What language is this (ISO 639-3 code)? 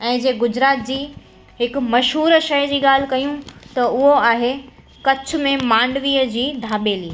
snd